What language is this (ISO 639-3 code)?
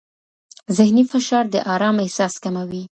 pus